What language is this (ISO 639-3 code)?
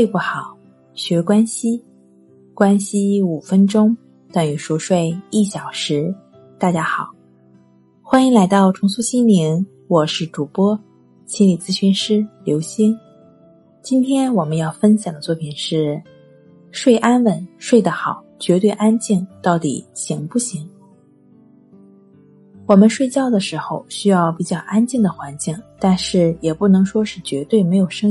zho